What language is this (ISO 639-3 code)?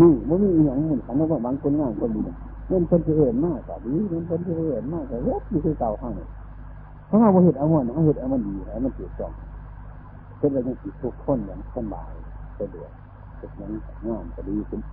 tha